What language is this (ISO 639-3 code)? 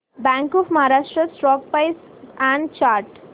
mar